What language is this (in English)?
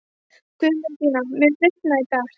Icelandic